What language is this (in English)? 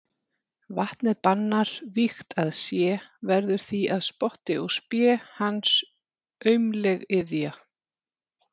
Icelandic